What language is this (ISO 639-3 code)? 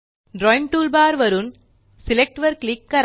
mar